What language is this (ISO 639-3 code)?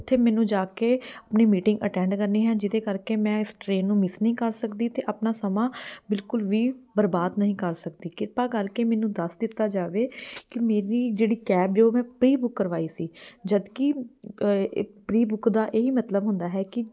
pan